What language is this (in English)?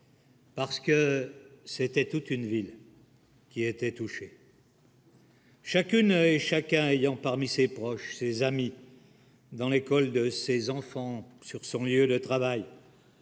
French